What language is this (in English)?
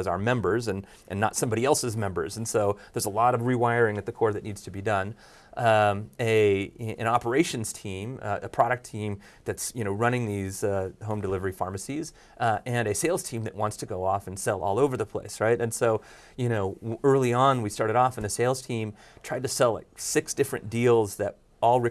English